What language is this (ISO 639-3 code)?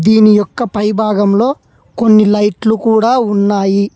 tel